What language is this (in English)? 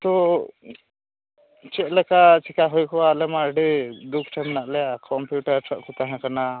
Santali